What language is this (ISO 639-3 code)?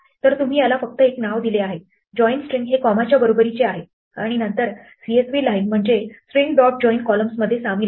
mar